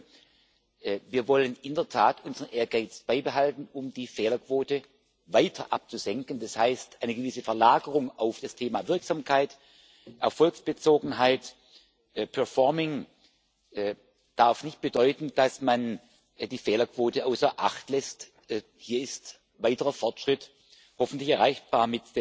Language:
German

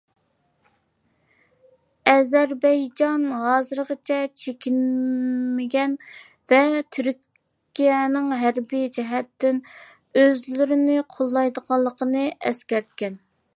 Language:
Uyghur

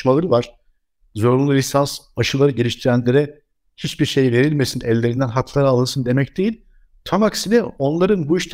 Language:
Turkish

